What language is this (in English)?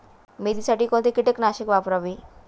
Marathi